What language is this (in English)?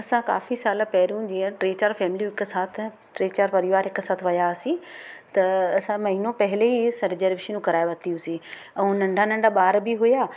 Sindhi